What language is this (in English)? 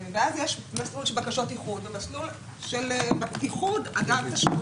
Hebrew